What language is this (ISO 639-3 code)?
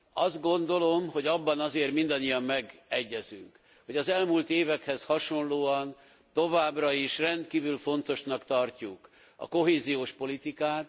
hun